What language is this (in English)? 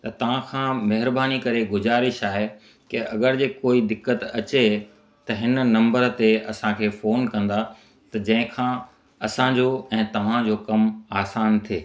Sindhi